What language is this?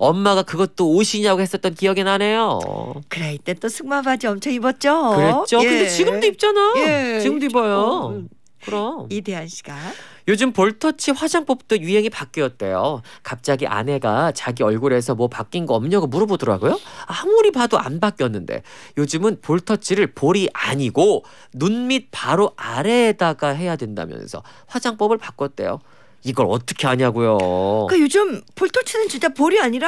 Korean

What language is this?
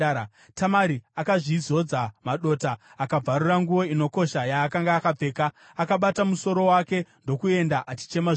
Shona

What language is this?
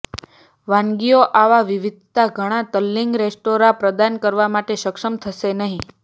Gujarati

